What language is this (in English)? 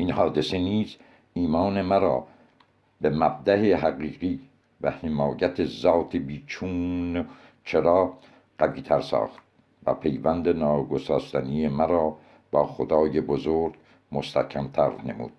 Persian